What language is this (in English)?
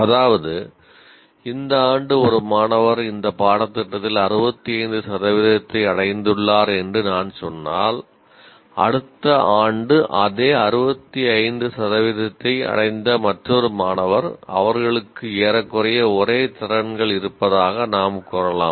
Tamil